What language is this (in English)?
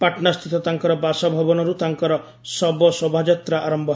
Odia